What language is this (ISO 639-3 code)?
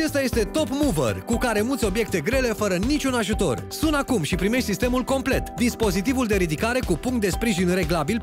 ron